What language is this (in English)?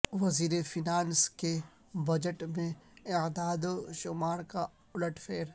Urdu